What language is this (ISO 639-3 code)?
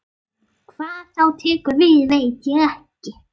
isl